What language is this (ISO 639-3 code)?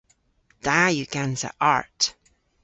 cor